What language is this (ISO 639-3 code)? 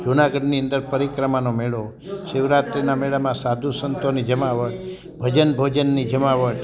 guj